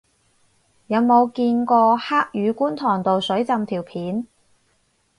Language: Cantonese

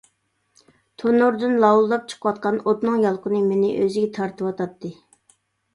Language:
Uyghur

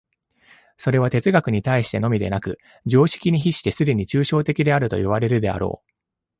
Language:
Japanese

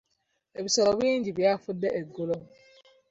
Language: Ganda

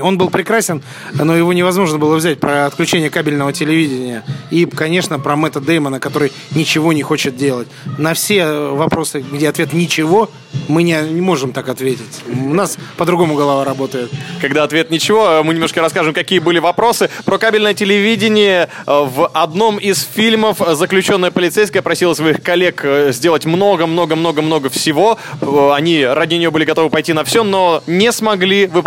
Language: Russian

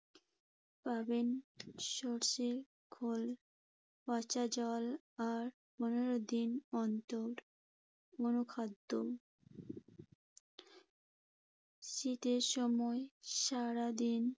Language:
Bangla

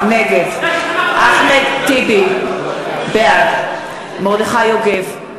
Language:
Hebrew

